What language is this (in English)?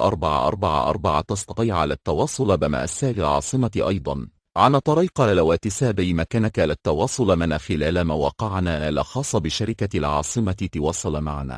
Arabic